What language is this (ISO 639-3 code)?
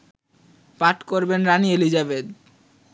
ben